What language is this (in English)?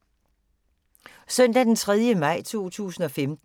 Danish